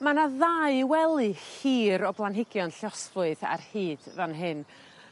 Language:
Welsh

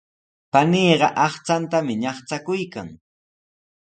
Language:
Sihuas Ancash Quechua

